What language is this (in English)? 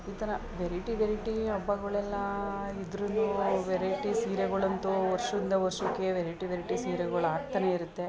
Kannada